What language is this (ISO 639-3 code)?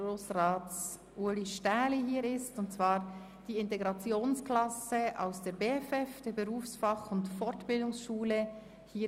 gsw